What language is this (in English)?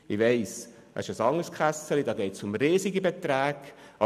Swiss German